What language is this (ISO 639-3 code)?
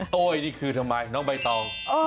tha